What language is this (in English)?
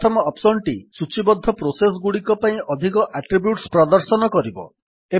Odia